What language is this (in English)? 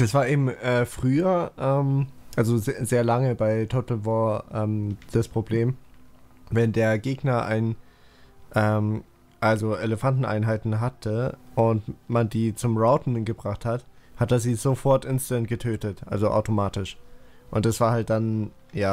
German